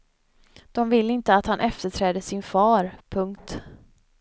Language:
Swedish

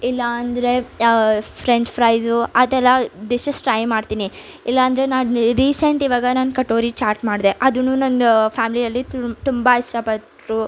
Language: Kannada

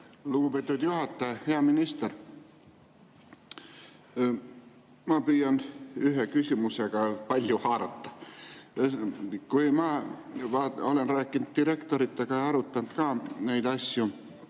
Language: Estonian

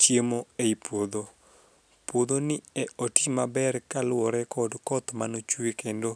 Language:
Luo (Kenya and Tanzania)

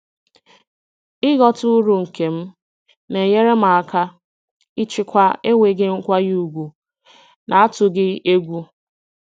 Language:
Igbo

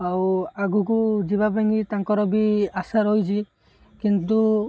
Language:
Odia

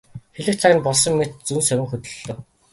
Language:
Mongolian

